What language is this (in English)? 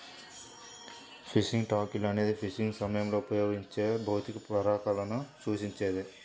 Telugu